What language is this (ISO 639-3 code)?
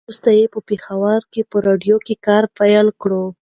pus